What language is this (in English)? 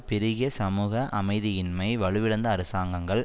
Tamil